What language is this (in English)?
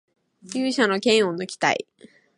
Japanese